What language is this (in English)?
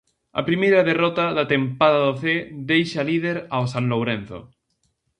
Galician